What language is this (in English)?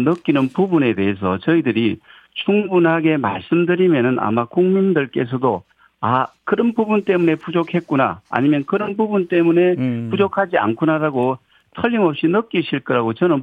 Korean